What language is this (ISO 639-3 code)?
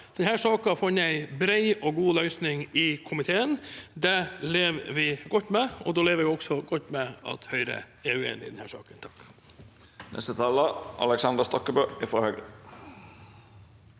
nor